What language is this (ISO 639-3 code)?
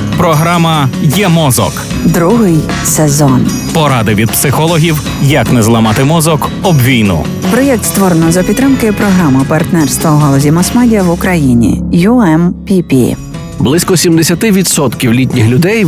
ukr